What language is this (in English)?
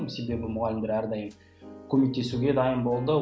Kazakh